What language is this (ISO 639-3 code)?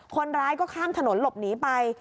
tha